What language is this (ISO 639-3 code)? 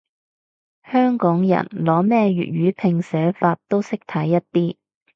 yue